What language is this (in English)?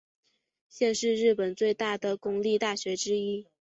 Chinese